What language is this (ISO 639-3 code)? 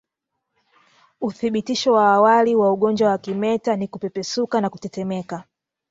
swa